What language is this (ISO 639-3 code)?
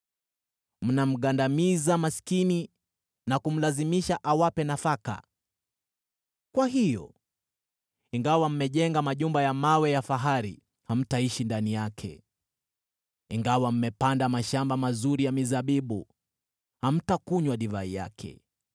swa